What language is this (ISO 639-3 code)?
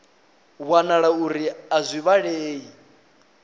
ven